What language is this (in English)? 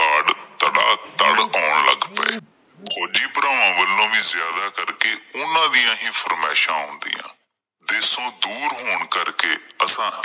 Punjabi